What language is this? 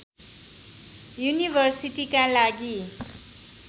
Nepali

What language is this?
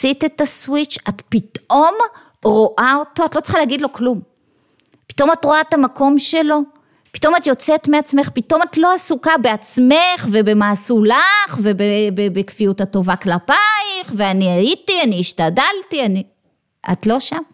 Hebrew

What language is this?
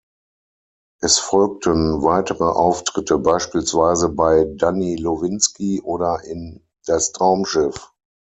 German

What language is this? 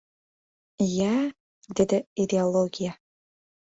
Uzbek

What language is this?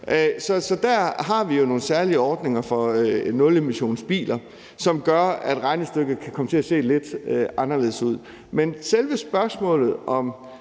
Danish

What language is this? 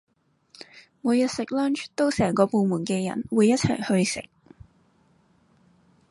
Cantonese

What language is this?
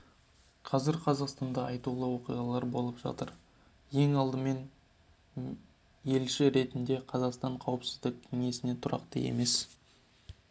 Kazakh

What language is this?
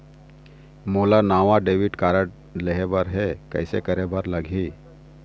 Chhattisgarhi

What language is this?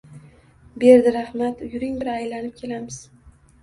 Uzbek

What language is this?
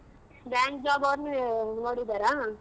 Kannada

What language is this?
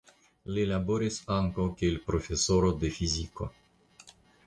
Esperanto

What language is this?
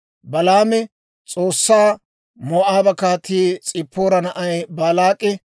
Dawro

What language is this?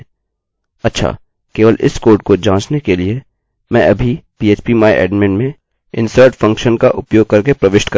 Hindi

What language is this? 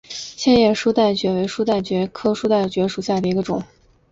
Chinese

